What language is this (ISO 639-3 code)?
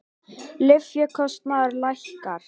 isl